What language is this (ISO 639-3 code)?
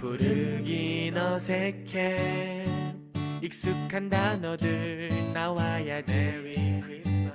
kor